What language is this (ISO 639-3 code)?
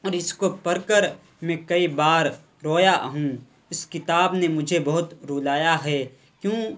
urd